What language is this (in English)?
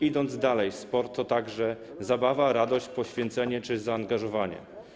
Polish